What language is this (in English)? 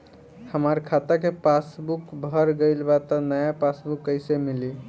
Bhojpuri